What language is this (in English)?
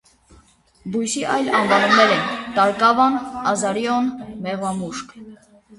Armenian